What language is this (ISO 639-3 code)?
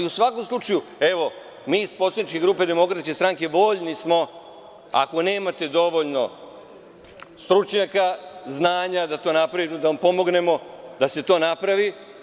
srp